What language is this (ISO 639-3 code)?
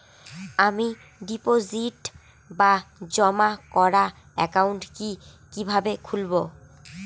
ben